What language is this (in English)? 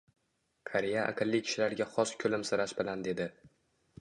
Uzbek